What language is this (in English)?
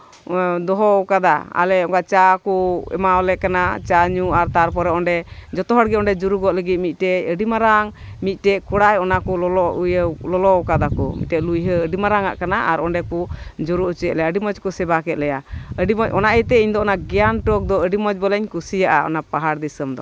Santali